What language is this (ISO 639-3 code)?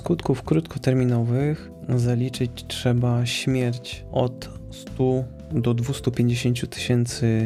pol